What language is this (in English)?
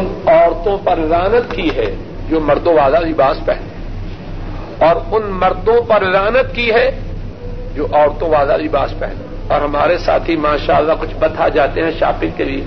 Urdu